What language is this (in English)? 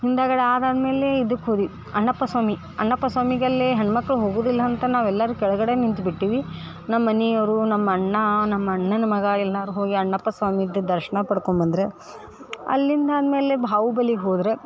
Kannada